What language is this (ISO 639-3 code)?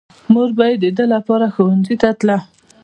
pus